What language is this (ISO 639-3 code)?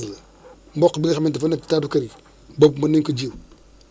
wol